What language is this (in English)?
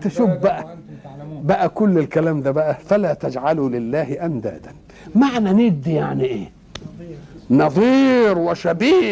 Arabic